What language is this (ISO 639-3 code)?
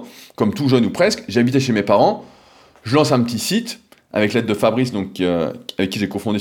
fra